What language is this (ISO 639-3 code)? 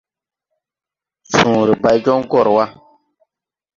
tui